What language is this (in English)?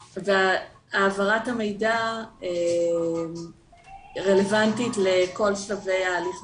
Hebrew